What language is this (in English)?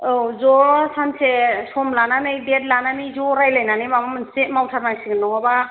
Bodo